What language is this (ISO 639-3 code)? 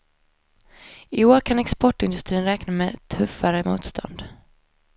swe